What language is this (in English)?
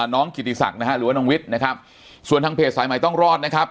Thai